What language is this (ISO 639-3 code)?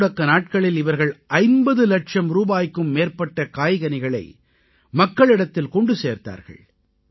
tam